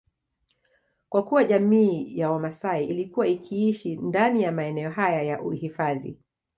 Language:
Swahili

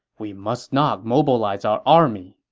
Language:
English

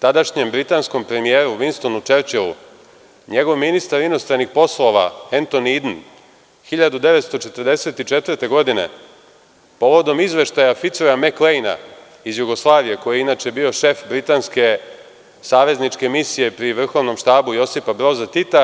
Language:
Serbian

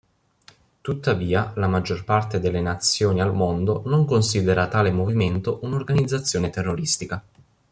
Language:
Italian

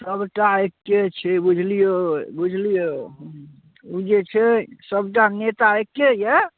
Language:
Maithili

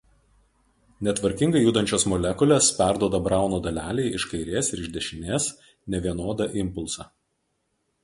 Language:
Lithuanian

